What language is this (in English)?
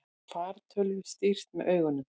Icelandic